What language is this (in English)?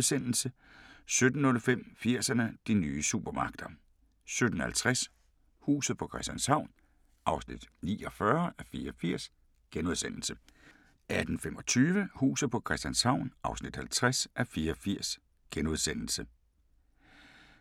Danish